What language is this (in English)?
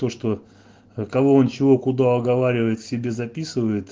Russian